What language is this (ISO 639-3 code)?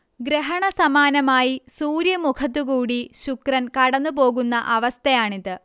mal